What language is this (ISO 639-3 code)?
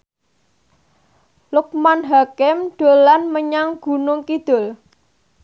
jav